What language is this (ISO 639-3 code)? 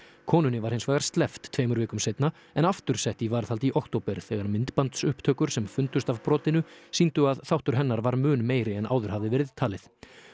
isl